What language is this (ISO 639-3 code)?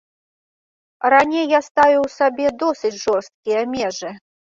bel